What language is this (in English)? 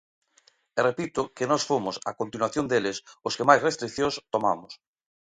Galician